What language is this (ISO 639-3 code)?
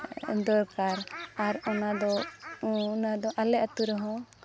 sat